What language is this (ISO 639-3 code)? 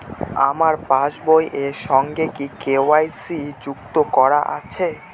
ben